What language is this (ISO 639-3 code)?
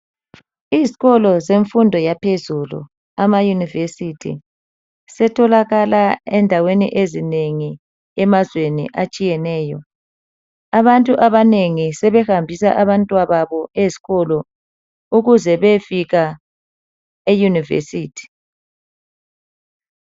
nde